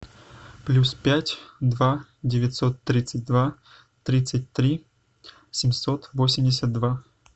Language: Russian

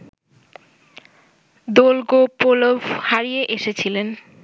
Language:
Bangla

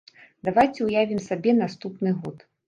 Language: Belarusian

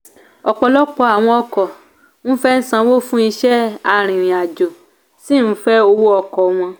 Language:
Yoruba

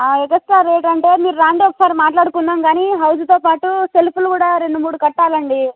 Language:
Telugu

